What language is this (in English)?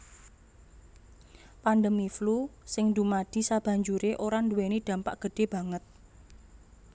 Javanese